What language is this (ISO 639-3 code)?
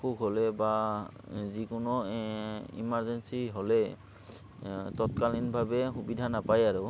asm